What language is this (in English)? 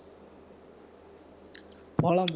Tamil